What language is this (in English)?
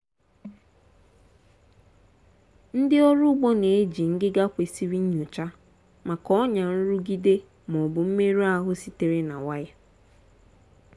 Igbo